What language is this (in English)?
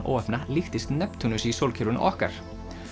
Icelandic